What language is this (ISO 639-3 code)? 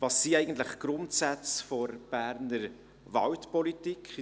gsw